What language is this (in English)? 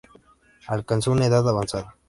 Spanish